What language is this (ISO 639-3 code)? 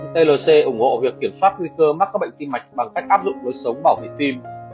vie